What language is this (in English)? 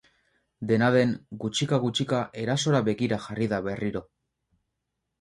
Basque